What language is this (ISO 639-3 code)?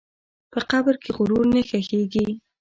pus